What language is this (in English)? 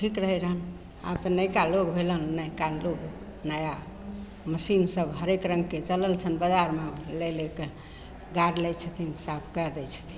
Maithili